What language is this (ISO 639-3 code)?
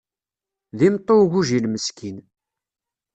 kab